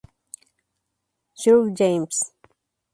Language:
Spanish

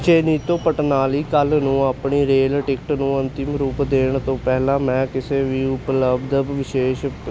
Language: Punjabi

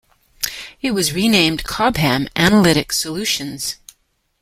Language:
English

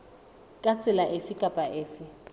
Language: Southern Sotho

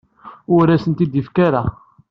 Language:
Kabyle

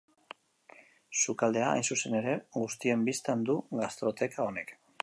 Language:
Basque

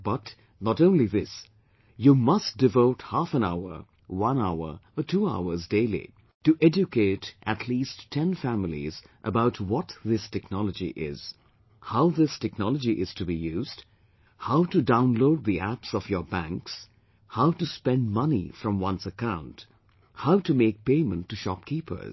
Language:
English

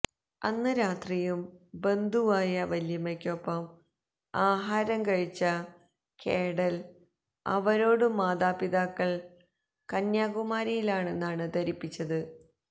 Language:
Malayalam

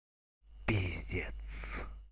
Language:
Russian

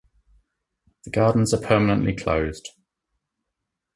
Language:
English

